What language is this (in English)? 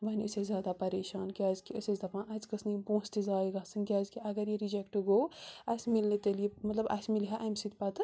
Kashmiri